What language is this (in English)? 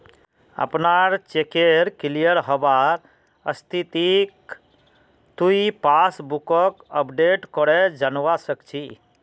Magahi